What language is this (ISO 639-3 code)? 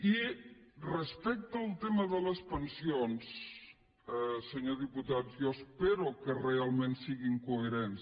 cat